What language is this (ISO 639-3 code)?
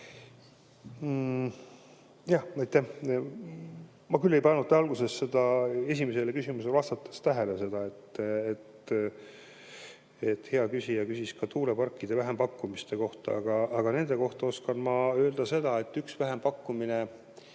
est